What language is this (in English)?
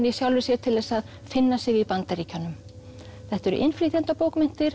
Icelandic